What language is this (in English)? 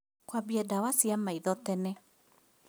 Kikuyu